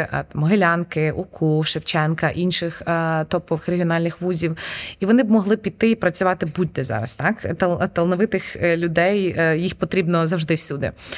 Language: Ukrainian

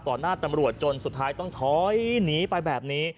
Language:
Thai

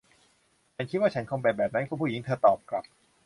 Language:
Thai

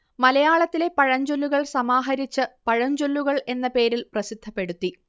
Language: Malayalam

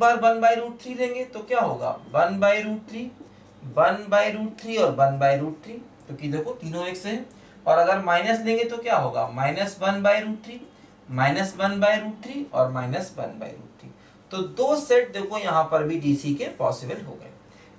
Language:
Hindi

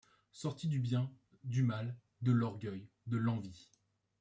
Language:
French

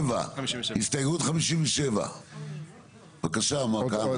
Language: Hebrew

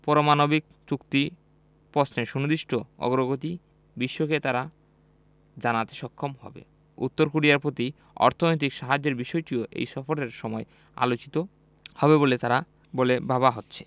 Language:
Bangla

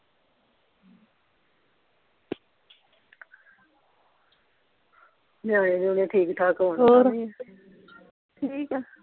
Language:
Punjabi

